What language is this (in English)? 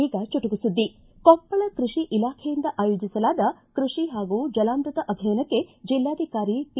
Kannada